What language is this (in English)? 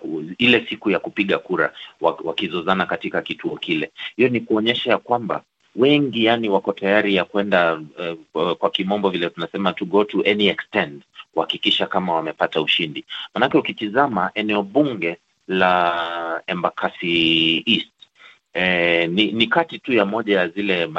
Swahili